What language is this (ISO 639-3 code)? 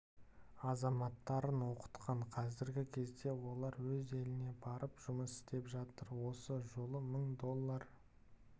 kaz